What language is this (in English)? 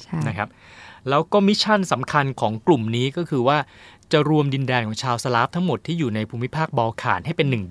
Thai